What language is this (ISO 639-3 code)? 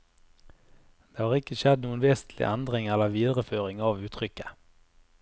nor